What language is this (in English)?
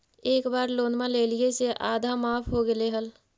Magahi